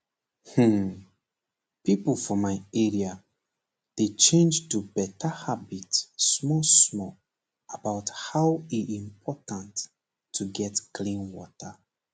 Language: Nigerian Pidgin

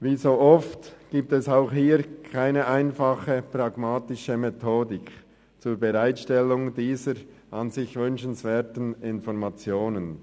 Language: Swiss German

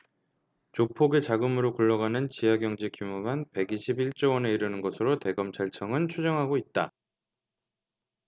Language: Korean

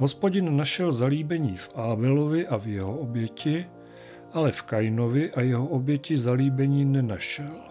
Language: Czech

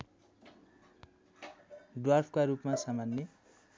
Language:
Nepali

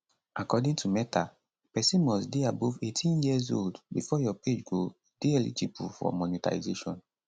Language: Nigerian Pidgin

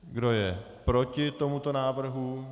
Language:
Czech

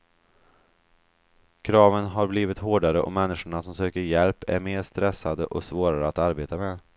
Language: Swedish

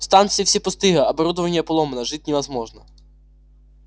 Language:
Russian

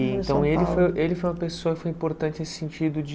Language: Portuguese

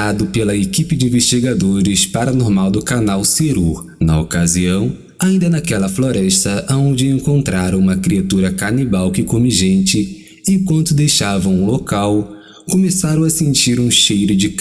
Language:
Portuguese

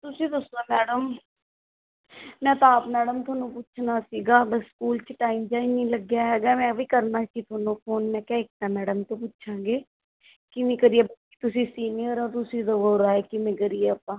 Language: Punjabi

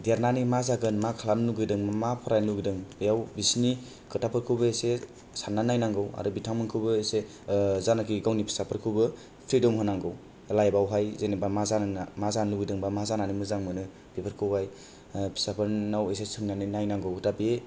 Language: Bodo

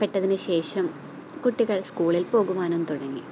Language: Malayalam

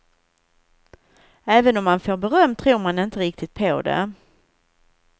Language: Swedish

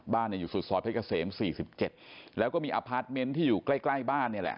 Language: Thai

